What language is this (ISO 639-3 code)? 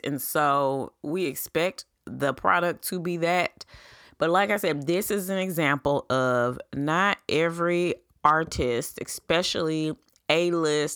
eng